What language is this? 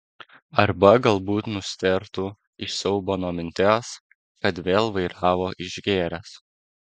Lithuanian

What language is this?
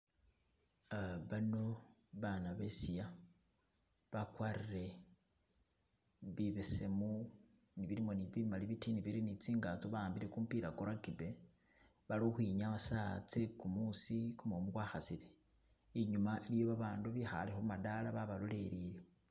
Masaaba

